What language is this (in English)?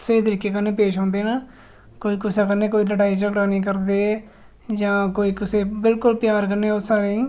Dogri